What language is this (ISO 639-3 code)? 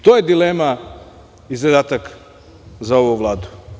srp